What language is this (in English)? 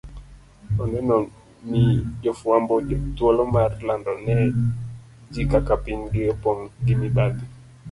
Luo (Kenya and Tanzania)